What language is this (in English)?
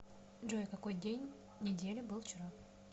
Russian